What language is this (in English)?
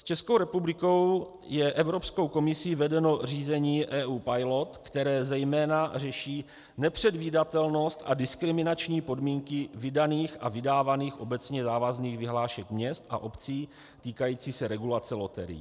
Czech